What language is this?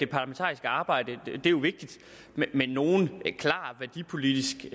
Danish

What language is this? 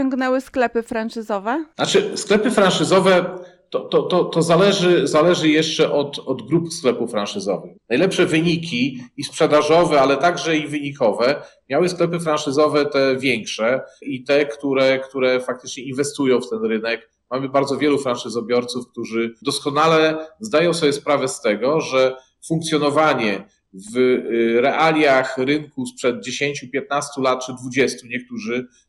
Polish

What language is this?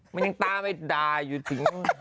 Thai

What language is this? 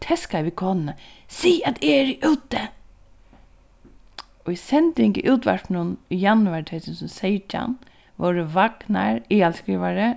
Faroese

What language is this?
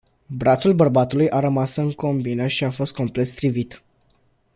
Romanian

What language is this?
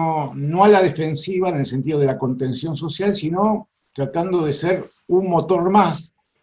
Spanish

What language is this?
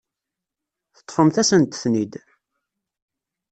Kabyle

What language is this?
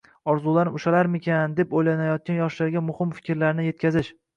Uzbek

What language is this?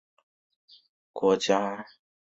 Chinese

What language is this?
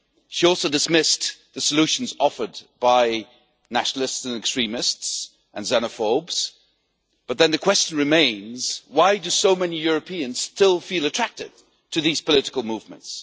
English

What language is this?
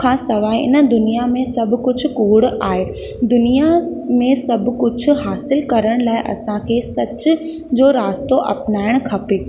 Sindhi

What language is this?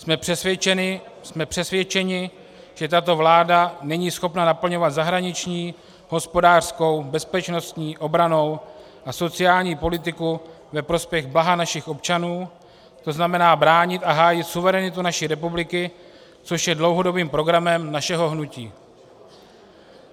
Czech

